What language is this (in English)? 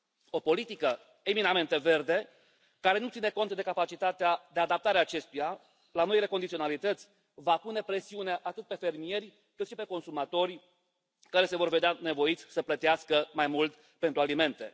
Romanian